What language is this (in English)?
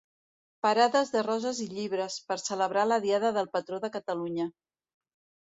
Catalan